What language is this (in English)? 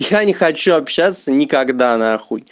Russian